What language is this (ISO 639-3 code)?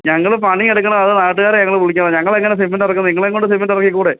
mal